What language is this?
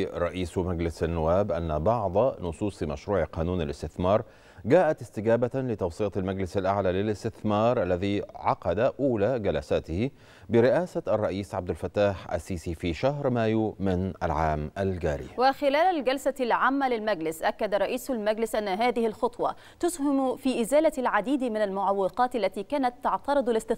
Arabic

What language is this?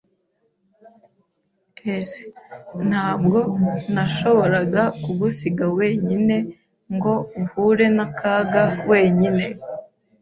Kinyarwanda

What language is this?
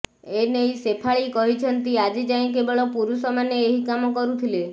Odia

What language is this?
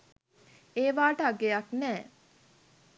Sinhala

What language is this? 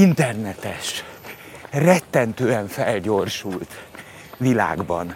Hungarian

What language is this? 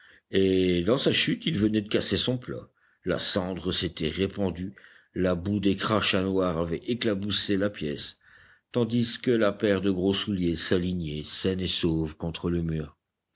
French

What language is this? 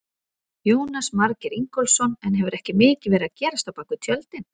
Icelandic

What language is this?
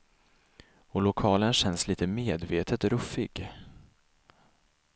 Swedish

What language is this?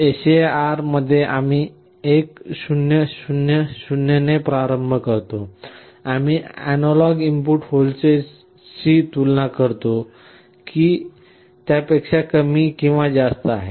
Marathi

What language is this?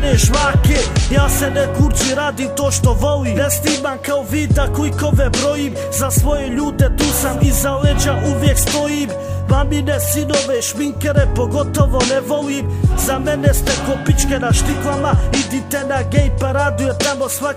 Romanian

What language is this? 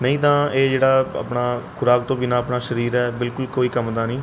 Punjabi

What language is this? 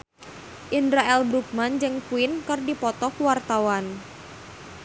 Sundanese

